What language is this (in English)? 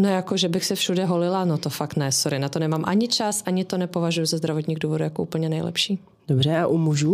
Czech